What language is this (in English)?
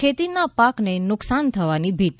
Gujarati